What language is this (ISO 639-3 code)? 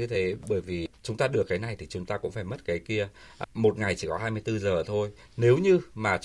vie